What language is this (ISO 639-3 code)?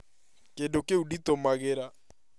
kik